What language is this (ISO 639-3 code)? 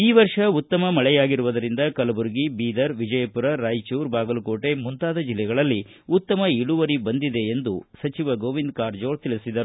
kan